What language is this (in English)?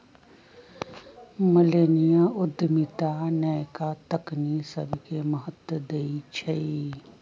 Magahi